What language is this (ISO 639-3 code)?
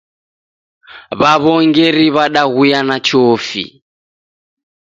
dav